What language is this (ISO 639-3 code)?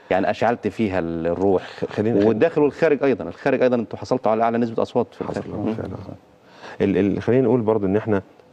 ara